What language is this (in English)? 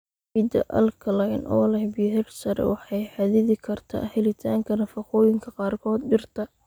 Somali